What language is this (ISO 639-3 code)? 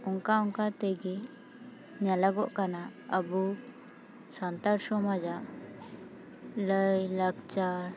sat